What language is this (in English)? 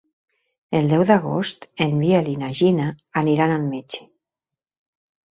Catalan